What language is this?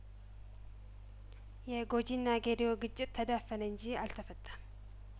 Amharic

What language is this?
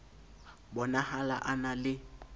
Southern Sotho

